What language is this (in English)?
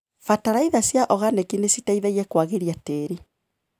Kikuyu